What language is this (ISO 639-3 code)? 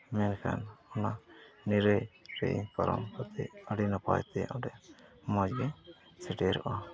sat